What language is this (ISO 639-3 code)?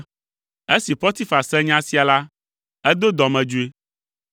ewe